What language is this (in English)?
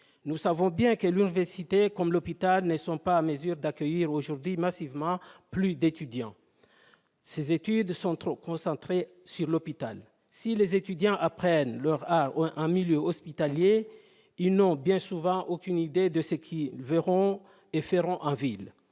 French